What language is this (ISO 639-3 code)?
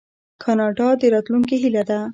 pus